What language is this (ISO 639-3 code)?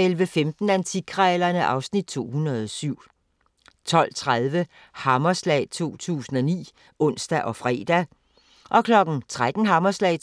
dan